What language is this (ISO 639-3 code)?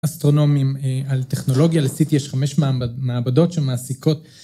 heb